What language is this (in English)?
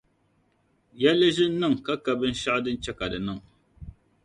Dagbani